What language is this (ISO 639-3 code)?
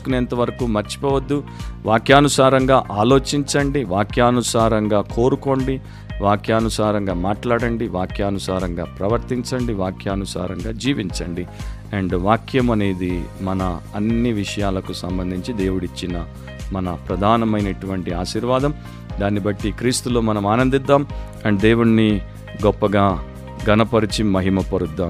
tel